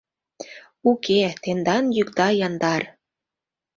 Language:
Mari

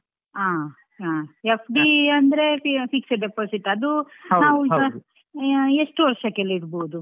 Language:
Kannada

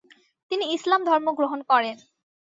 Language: Bangla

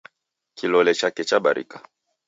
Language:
Taita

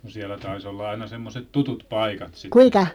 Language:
Finnish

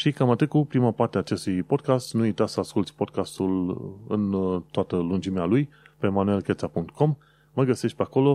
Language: Romanian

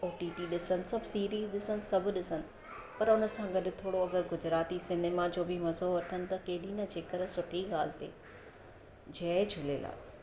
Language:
Sindhi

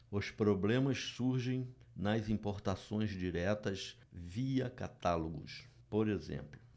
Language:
Portuguese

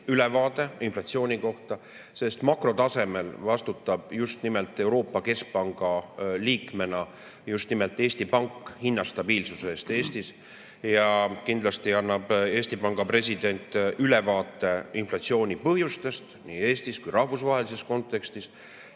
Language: Estonian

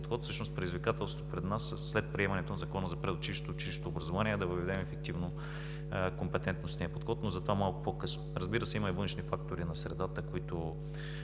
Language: Bulgarian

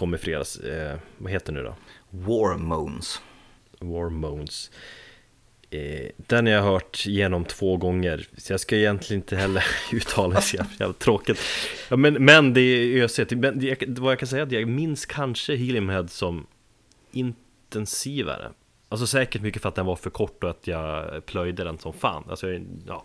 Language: Swedish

